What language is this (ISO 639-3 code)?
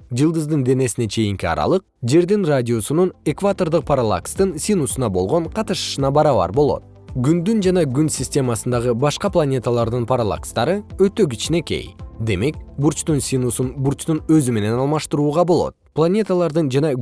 kir